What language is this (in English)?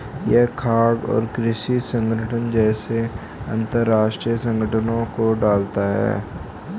Hindi